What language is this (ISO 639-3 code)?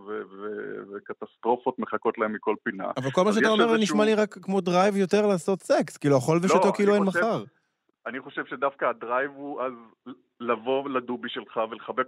heb